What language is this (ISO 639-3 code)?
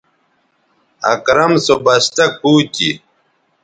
btv